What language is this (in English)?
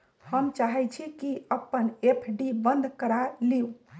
Magahi